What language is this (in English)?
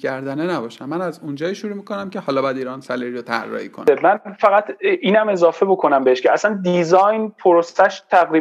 Persian